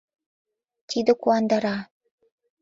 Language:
Mari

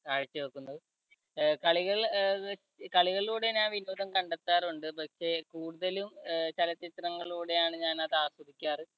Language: Malayalam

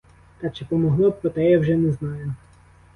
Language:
Ukrainian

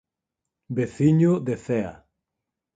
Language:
Galician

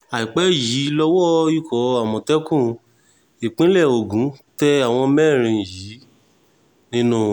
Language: Yoruba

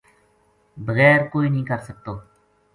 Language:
Gujari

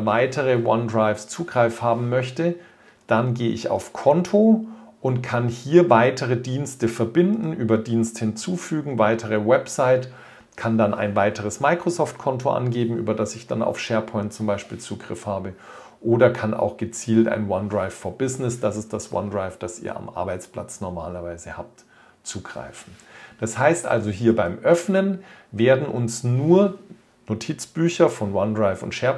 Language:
German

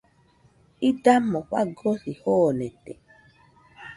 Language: Nüpode Huitoto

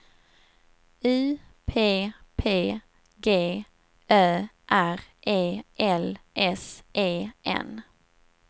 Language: Swedish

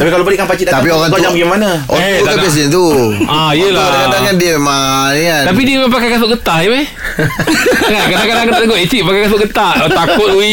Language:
Malay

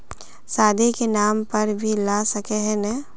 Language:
Magahi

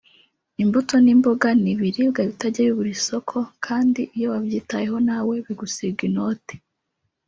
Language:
Kinyarwanda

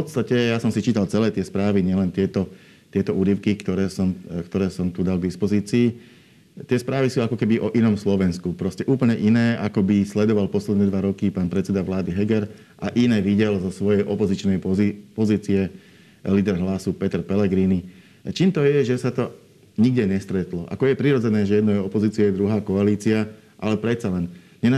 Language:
Slovak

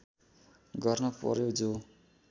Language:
Nepali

